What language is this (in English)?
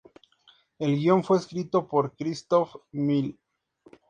Spanish